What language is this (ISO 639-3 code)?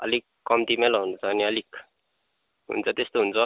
nep